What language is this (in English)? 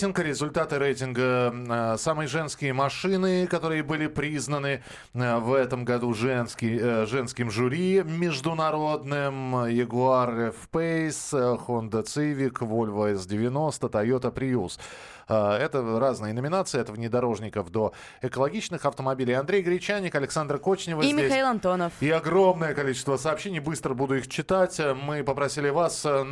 Russian